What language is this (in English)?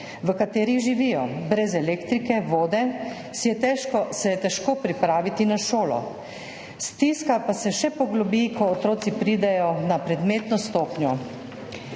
Slovenian